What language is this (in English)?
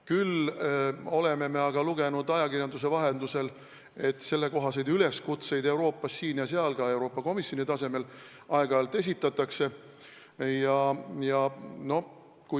Estonian